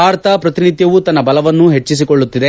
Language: Kannada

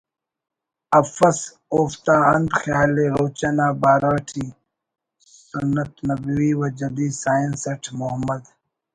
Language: Brahui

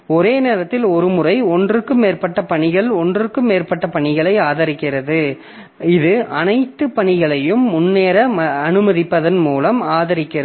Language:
Tamil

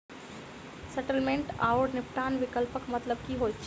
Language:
Maithili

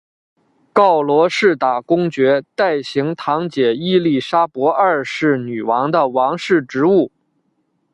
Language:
Chinese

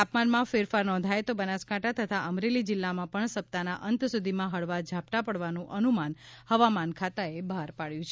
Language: Gujarati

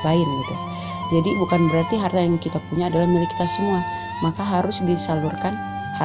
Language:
Indonesian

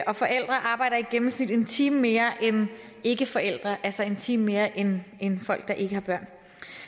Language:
Danish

